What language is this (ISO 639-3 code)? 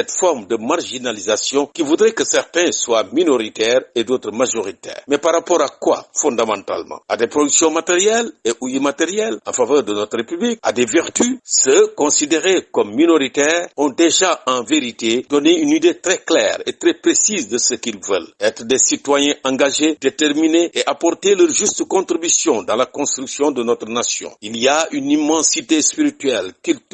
fra